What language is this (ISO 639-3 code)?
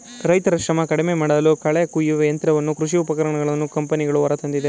kan